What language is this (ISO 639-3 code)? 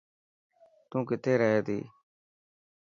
mki